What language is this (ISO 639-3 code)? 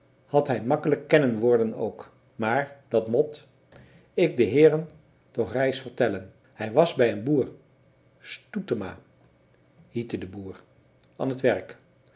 nld